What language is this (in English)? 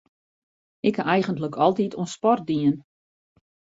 Western Frisian